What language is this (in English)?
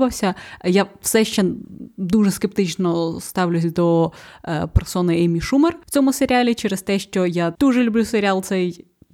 Ukrainian